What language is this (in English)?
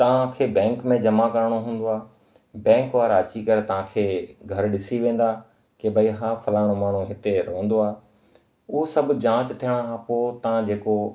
Sindhi